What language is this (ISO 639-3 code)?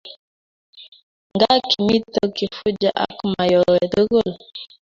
kln